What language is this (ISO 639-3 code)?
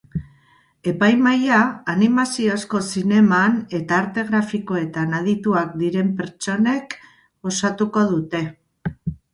eus